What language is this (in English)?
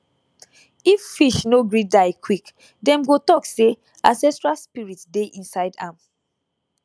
Nigerian Pidgin